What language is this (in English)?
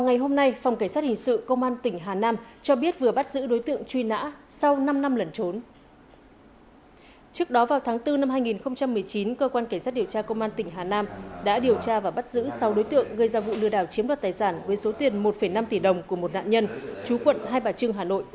Vietnamese